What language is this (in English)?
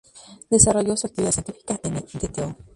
Spanish